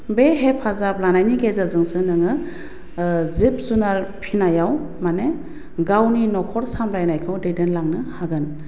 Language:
Bodo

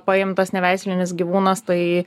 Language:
Lithuanian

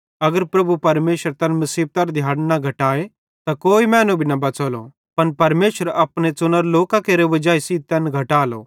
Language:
Bhadrawahi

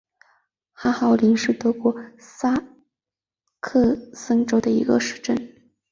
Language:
Chinese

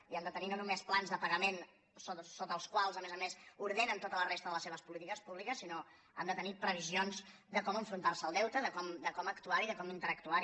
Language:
Catalan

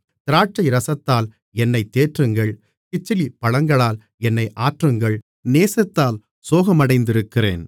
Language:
Tamil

